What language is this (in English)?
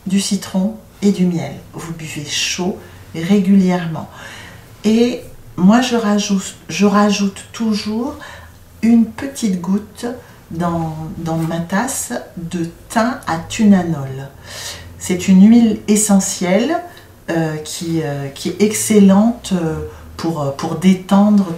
French